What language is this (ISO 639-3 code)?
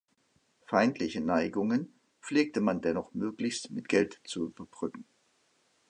deu